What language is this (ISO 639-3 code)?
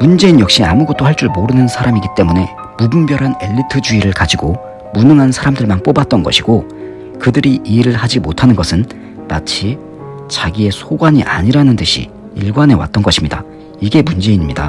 kor